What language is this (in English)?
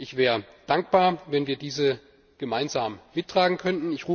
German